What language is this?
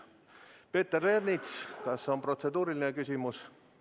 Estonian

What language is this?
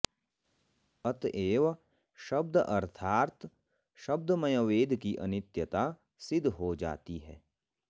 Sanskrit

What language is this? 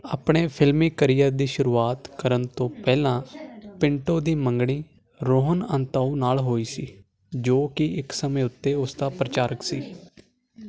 Punjabi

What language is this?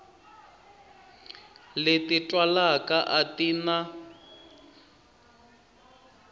Tsonga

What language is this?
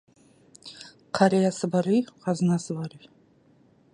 Kazakh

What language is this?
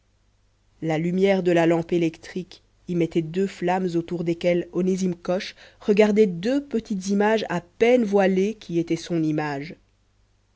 French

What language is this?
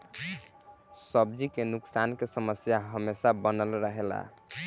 Bhojpuri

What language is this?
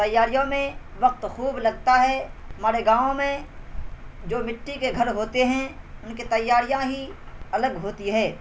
Urdu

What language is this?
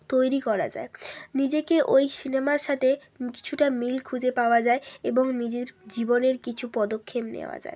Bangla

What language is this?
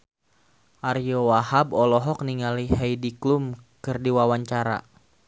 Sundanese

